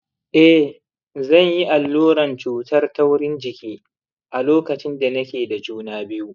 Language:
Hausa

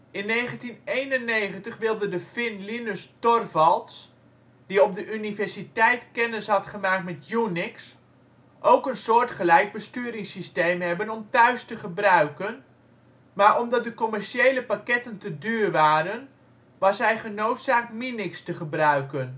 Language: Dutch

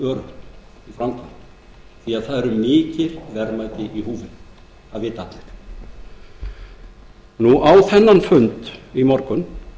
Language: Icelandic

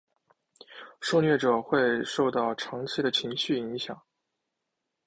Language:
Chinese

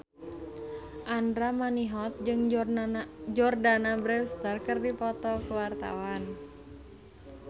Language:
Sundanese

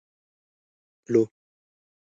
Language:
Pashto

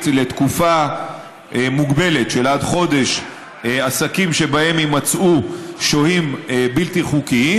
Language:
Hebrew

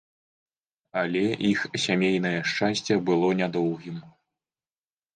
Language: Belarusian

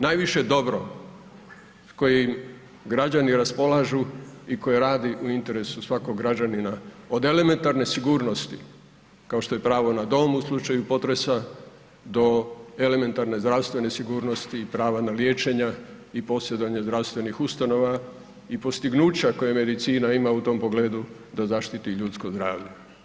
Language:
Croatian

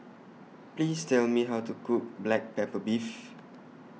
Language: English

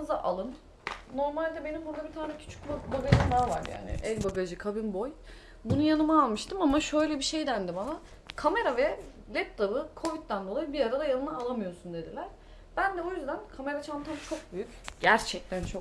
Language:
Turkish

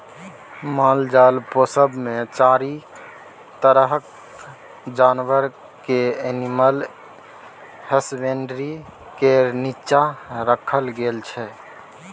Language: Maithili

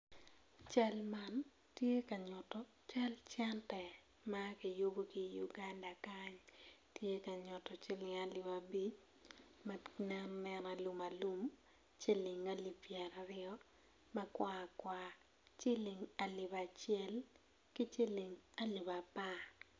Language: Acoli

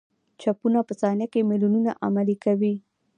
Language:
Pashto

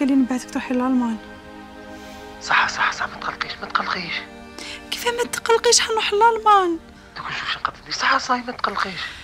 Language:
Arabic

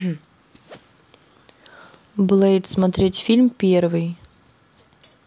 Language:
Russian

